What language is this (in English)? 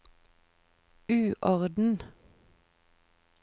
Norwegian